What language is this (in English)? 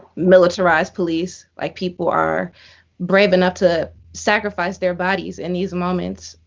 English